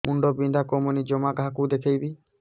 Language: Odia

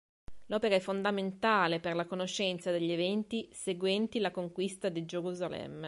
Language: Italian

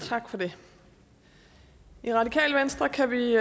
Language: Danish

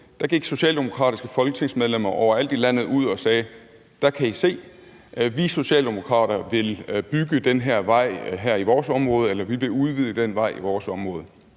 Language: Danish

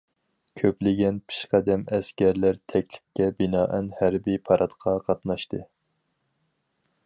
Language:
Uyghur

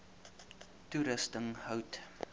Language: Afrikaans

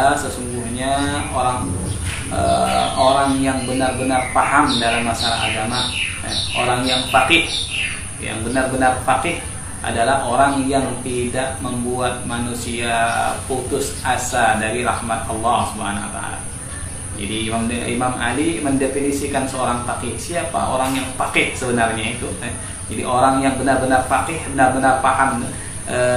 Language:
Indonesian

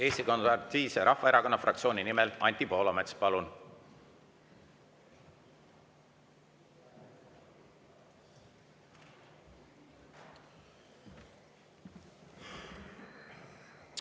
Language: Estonian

